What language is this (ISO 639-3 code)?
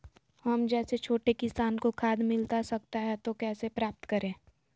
mag